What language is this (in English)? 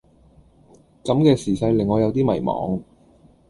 Cantonese